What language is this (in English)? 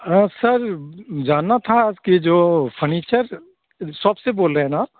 Hindi